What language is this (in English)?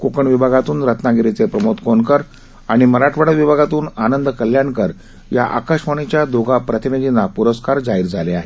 Marathi